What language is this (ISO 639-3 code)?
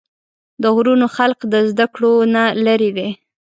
pus